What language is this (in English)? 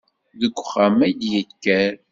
Kabyle